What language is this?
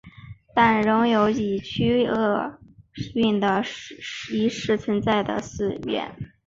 Chinese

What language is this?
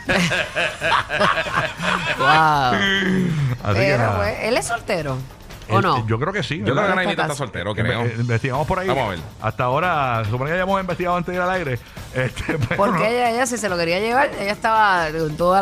Spanish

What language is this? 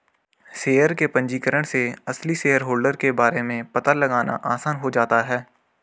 Hindi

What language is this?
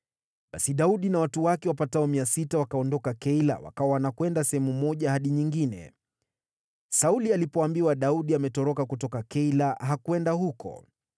Swahili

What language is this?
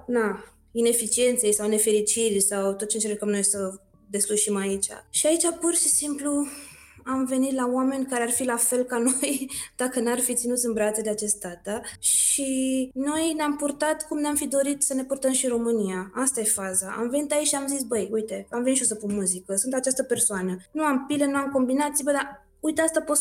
Romanian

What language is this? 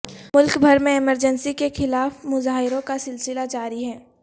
Urdu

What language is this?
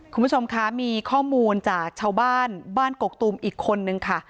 Thai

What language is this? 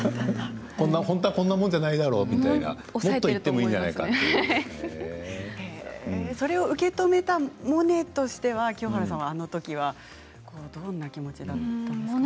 Japanese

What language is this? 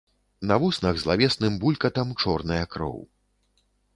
Belarusian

